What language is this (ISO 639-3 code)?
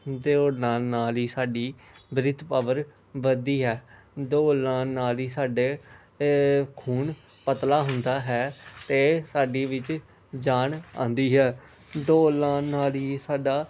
pan